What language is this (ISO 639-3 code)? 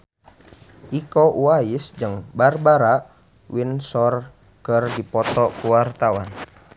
sun